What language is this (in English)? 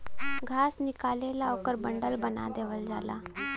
Bhojpuri